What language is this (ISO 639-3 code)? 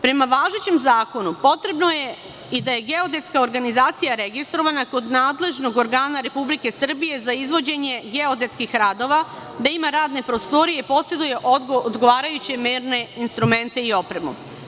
srp